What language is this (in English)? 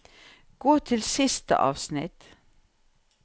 Norwegian